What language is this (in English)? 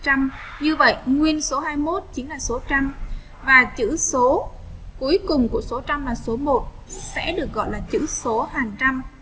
Vietnamese